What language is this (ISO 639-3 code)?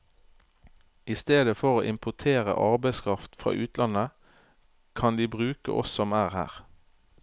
nor